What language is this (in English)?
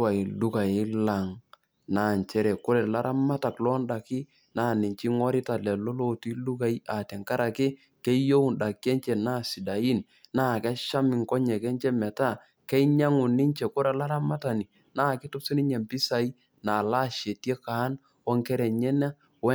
Masai